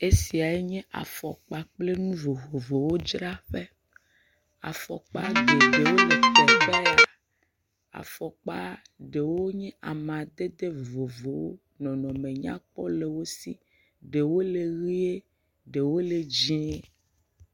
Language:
Ewe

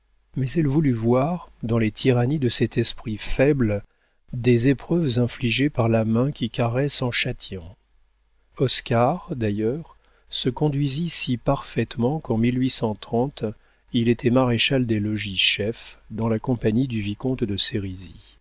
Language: French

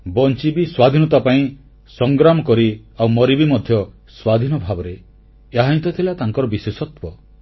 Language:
Odia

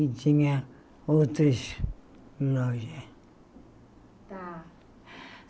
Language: Portuguese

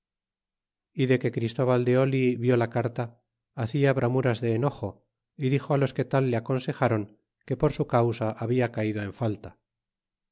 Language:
Spanish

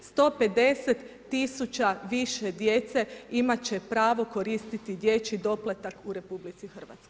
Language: Croatian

